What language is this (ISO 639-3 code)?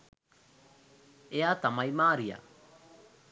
sin